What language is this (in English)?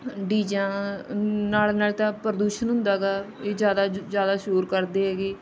Punjabi